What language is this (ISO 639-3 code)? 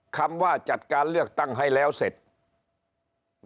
tha